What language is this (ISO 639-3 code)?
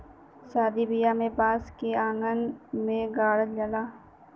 bho